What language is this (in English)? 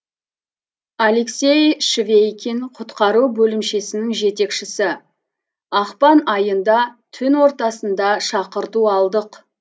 Kazakh